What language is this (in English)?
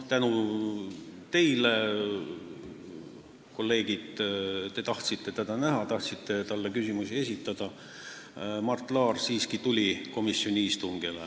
Estonian